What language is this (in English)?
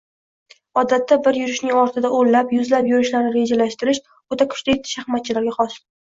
Uzbek